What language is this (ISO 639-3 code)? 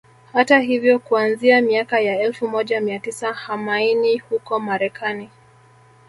swa